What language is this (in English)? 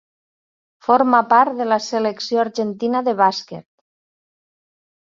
Catalan